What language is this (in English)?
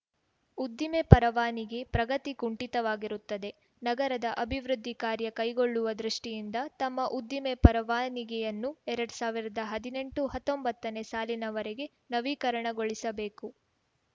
Kannada